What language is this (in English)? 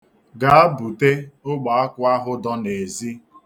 Igbo